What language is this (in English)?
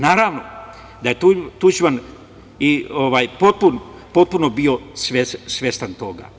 Serbian